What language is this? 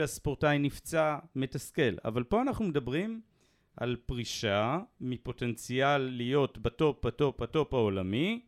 Hebrew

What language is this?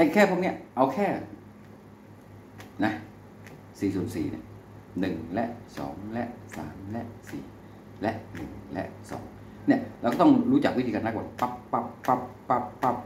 Thai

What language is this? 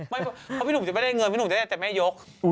Thai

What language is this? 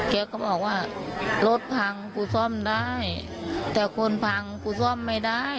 Thai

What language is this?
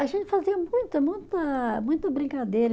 Portuguese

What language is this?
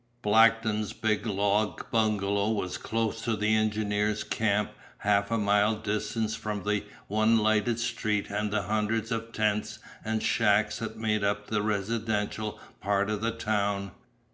English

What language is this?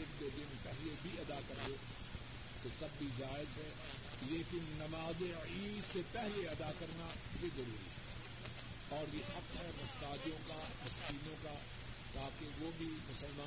Urdu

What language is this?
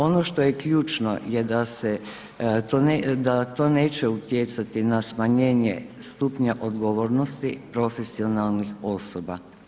Croatian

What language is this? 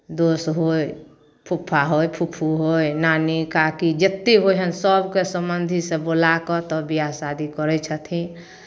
Maithili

